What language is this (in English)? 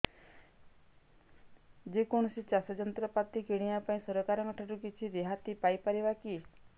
Odia